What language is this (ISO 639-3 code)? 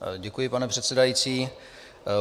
ces